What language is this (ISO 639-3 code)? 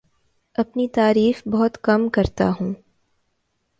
urd